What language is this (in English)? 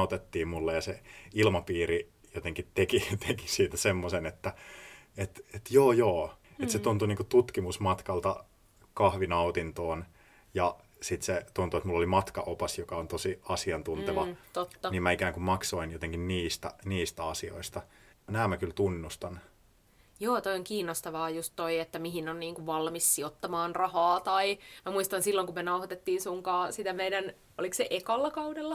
Finnish